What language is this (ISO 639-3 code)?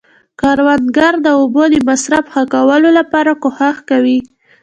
pus